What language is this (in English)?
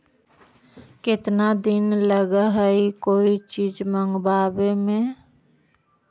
Magahi